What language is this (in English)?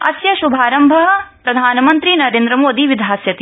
Sanskrit